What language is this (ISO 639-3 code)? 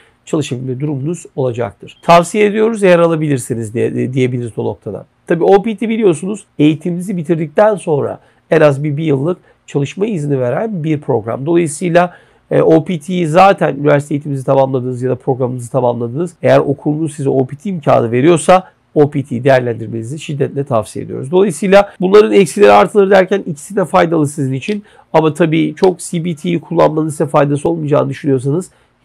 tur